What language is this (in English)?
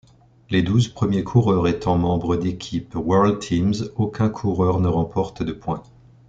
French